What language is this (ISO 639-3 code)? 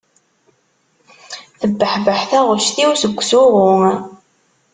kab